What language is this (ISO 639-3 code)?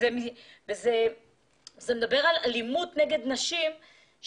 heb